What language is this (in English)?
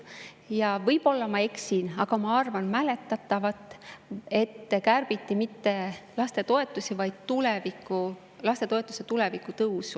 Estonian